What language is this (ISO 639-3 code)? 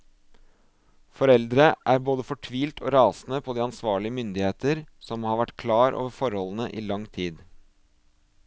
nor